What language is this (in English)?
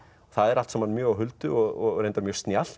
Icelandic